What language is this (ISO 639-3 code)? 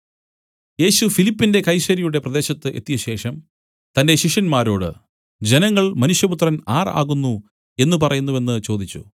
mal